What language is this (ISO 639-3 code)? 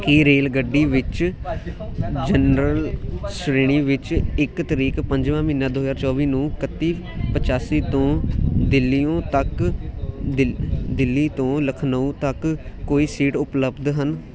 pan